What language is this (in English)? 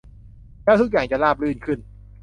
Thai